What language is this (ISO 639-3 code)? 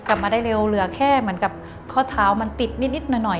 tha